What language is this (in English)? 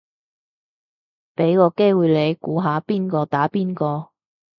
Cantonese